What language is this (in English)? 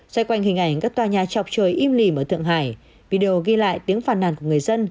Vietnamese